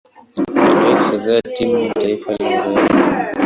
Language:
Swahili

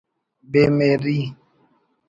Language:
Brahui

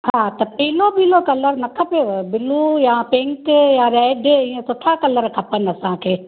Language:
Sindhi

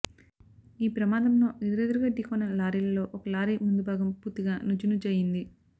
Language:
Telugu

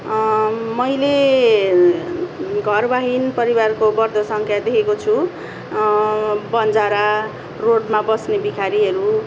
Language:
Nepali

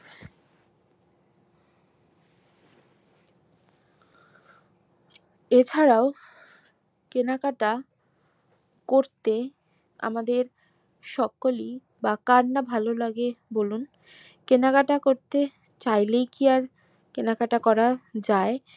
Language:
Bangla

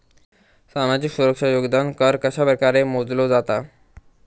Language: Marathi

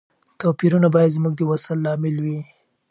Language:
Pashto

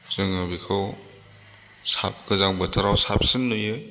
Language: Bodo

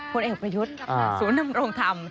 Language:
Thai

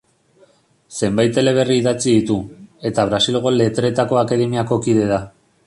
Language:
Basque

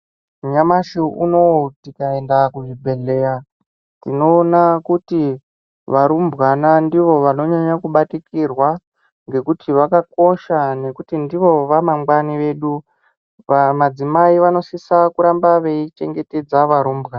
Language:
Ndau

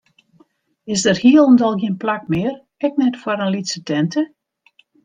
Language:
Western Frisian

